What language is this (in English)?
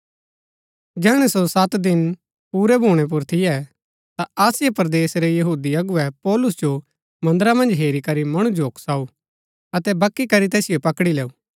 Gaddi